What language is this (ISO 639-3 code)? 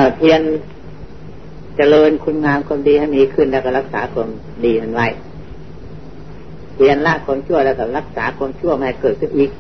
tha